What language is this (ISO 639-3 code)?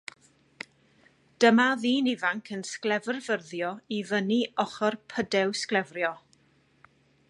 cym